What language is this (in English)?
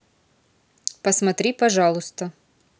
Russian